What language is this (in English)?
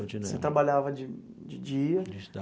Portuguese